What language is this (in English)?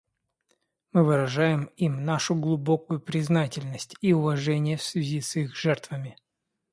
Russian